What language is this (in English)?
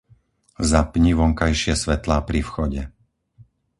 Slovak